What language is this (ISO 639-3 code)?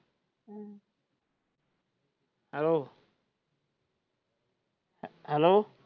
pan